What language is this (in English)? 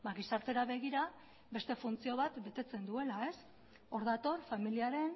Basque